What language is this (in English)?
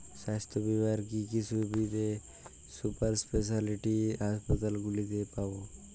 Bangla